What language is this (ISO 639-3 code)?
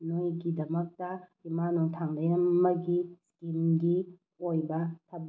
mni